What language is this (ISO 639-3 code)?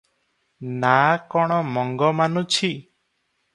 ori